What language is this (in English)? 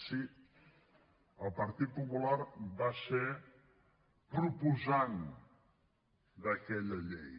Catalan